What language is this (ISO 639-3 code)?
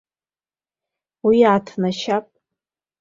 abk